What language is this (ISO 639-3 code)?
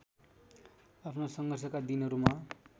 nep